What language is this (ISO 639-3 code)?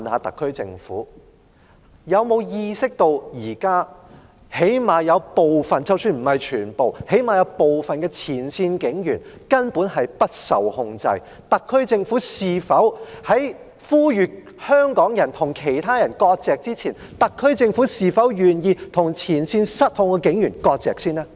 yue